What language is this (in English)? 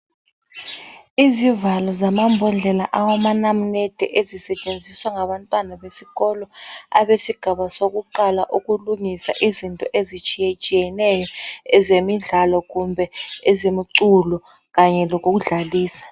North Ndebele